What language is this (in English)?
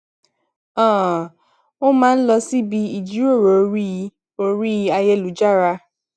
Yoruba